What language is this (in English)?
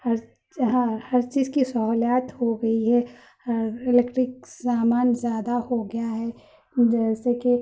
Urdu